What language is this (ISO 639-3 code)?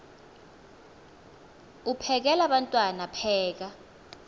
xho